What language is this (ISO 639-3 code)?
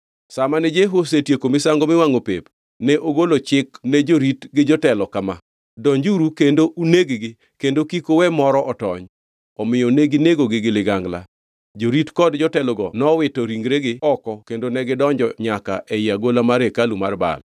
luo